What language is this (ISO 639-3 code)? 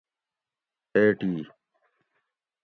gwc